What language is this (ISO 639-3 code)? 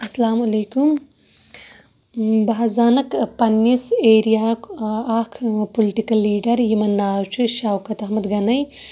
kas